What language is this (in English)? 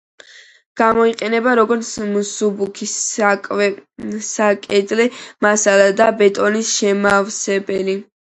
Georgian